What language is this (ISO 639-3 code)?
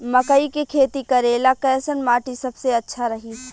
bho